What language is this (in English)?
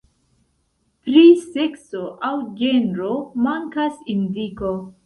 Esperanto